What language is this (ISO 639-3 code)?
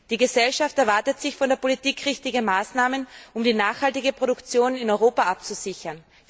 deu